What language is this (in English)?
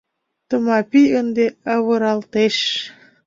Mari